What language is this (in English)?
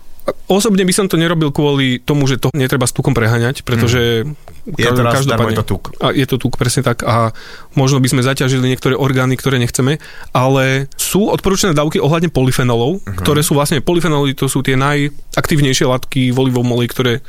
Slovak